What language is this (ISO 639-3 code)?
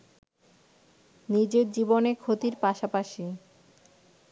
ben